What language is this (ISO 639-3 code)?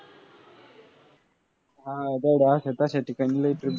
mar